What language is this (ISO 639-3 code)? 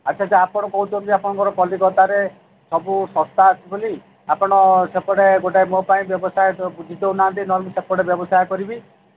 ori